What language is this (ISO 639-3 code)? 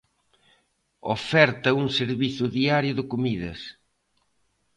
glg